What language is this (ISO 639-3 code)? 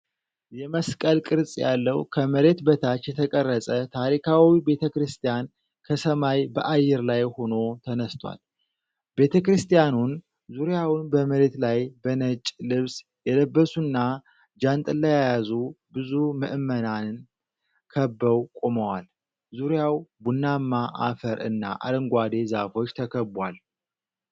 amh